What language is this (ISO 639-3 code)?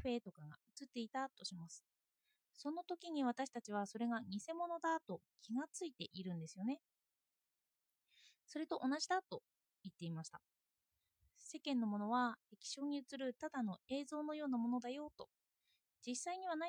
jpn